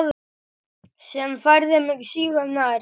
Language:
Icelandic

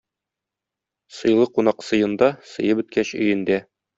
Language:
Tatar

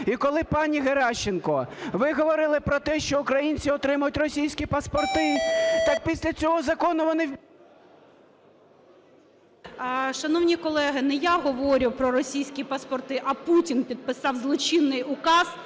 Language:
Ukrainian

